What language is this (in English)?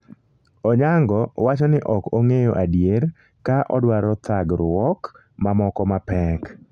Luo (Kenya and Tanzania)